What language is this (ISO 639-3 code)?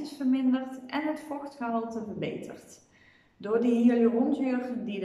nld